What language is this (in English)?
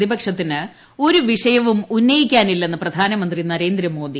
Malayalam